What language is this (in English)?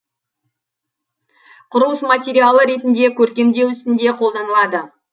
Kazakh